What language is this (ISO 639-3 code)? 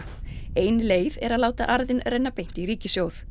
isl